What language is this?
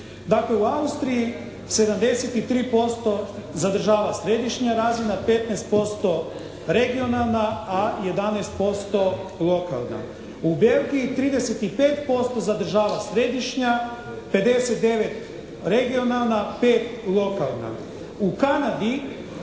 Croatian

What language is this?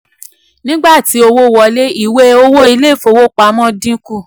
Yoruba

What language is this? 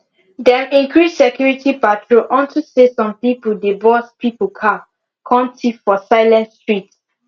Nigerian Pidgin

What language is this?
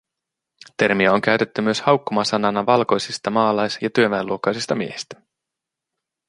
Finnish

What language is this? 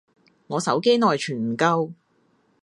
Cantonese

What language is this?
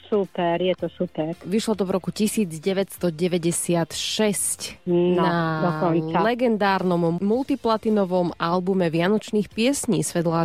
Slovak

